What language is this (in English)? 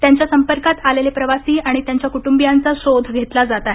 Marathi